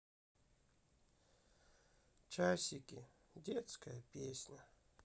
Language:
Russian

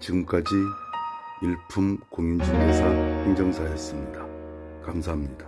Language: Korean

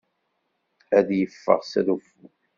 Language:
Kabyle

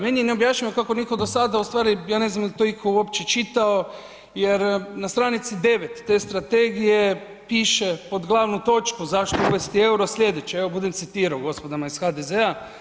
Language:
Croatian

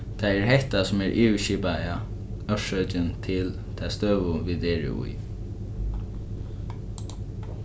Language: Faroese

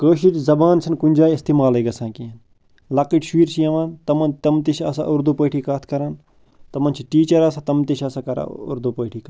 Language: Kashmiri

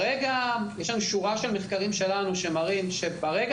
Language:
Hebrew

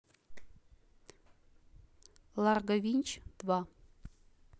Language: Russian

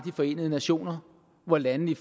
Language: Danish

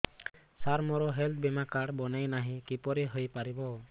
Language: Odia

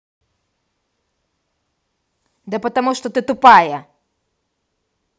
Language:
Russian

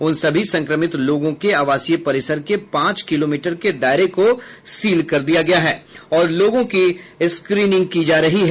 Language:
Hindi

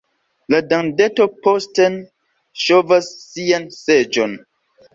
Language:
Esperanto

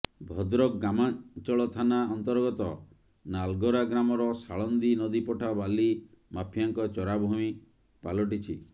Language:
Odia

